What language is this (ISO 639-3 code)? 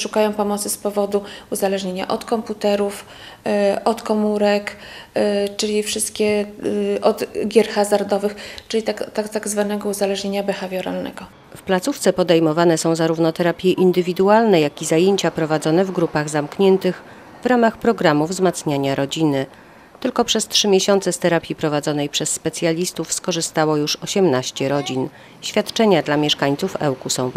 pol